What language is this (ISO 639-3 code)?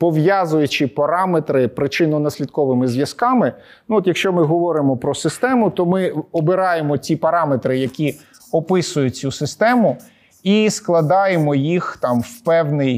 ukr